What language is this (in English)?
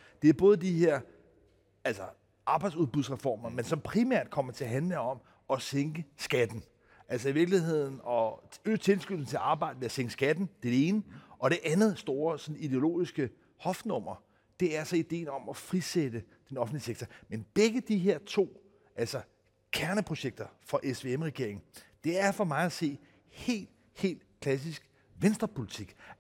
Danish